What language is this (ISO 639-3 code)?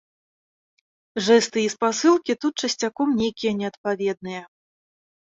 bel